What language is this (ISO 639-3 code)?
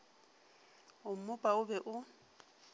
nso